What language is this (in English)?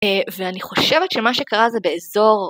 Hebrew